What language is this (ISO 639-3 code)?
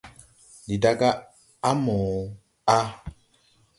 tui